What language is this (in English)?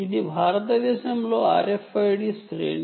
Telugu